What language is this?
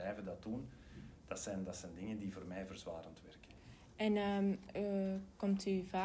Dutch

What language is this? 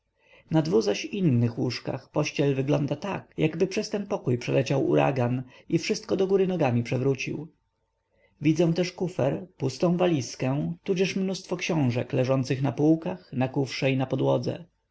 Polish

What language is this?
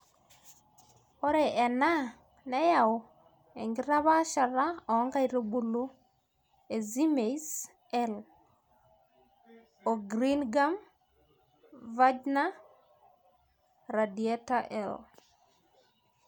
Masai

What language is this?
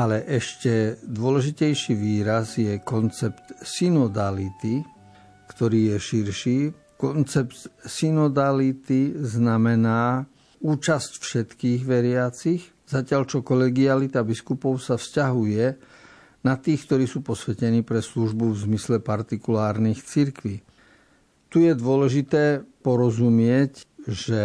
Slovak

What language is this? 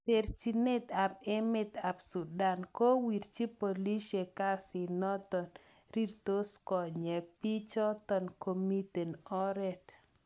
Kalenjin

